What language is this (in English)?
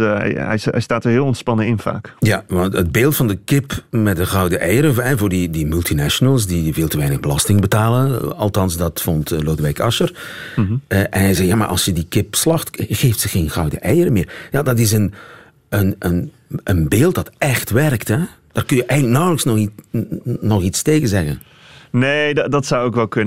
Dutch